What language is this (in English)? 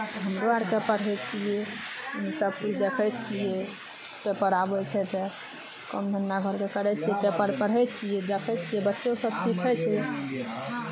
Maithili